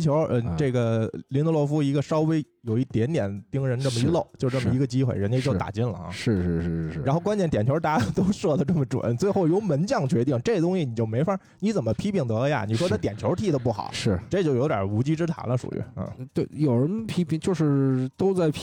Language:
Chinese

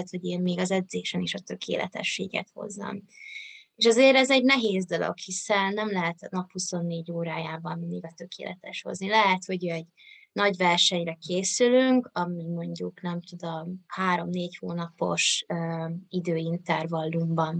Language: Hungarian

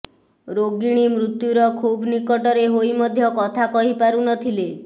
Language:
Odia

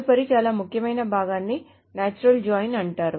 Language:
Telugu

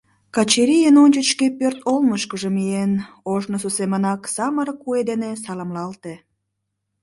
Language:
Mari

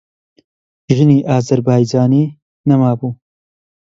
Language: Central Kurdish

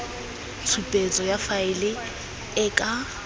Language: Tswana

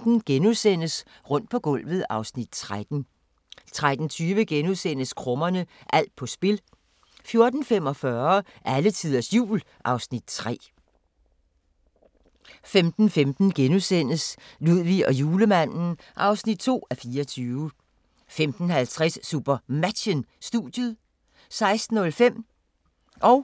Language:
Danish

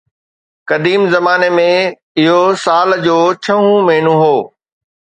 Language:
Sindhi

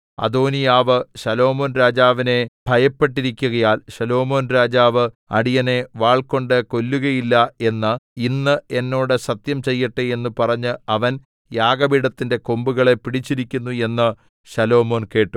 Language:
Malayalam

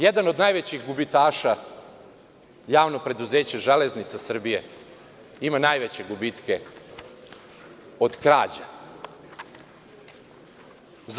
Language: Serbian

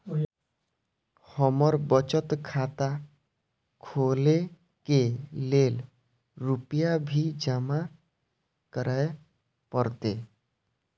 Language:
Maithili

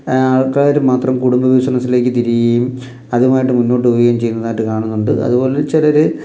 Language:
Malayalam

